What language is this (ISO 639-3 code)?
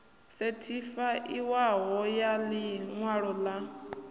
ven